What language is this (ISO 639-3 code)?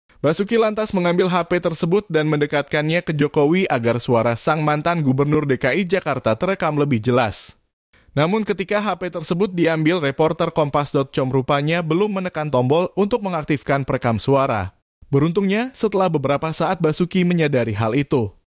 ind